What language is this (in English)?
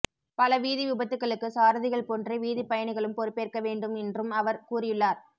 Tamil